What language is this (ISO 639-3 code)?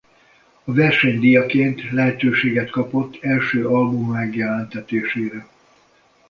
hun